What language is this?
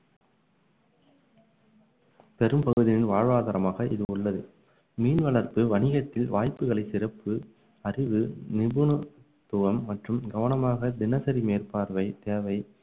Tamil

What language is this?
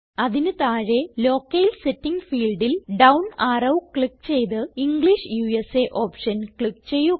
Malayalam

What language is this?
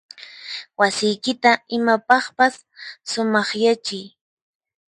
Puno Quechua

